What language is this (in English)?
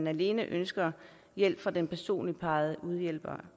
Danish